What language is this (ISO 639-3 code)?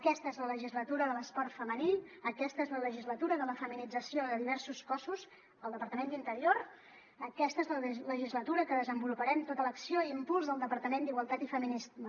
cat